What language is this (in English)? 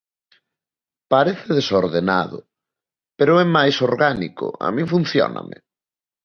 Galician